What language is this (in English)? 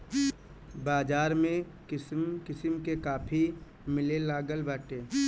Bhojpuri